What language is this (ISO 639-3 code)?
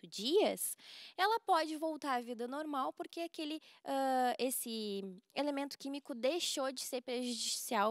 por